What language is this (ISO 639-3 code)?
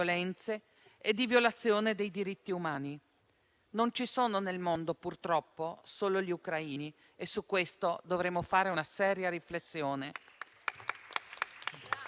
ita